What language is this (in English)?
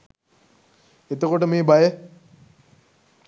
Sinhala